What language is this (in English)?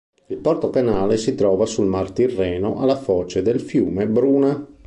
Italian